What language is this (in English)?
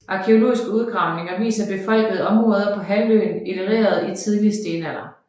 Danish